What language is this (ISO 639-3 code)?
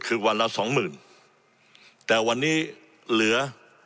tha